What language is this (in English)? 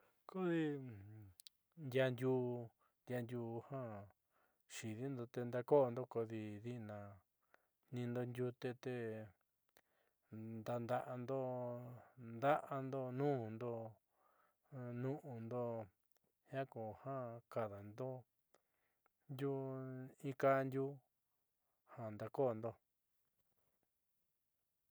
Southeastern Nochixtlán Mixtec